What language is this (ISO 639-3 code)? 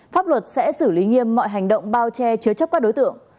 vie